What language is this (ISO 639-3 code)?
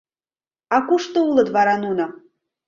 chm